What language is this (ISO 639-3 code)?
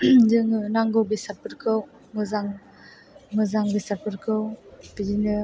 brx